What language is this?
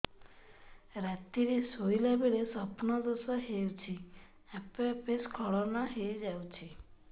Odia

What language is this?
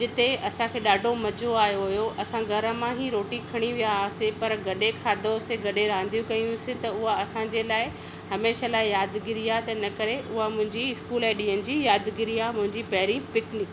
Sindhi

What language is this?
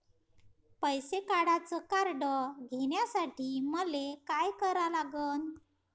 Marathi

